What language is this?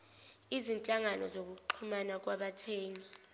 Zulu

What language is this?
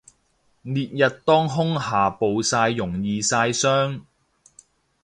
Cantonese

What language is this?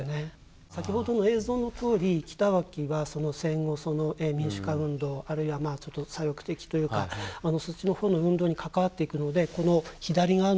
Japanese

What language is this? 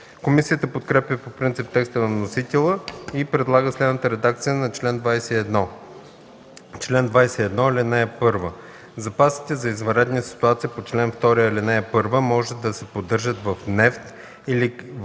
Bulgarian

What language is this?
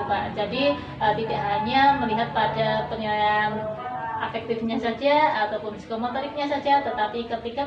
Indonesian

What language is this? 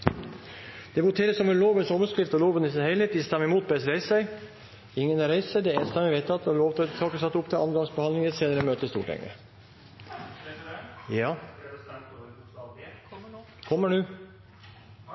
Norwegian Bokmål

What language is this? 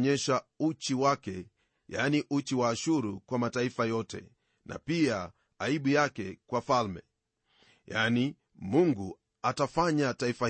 Swahili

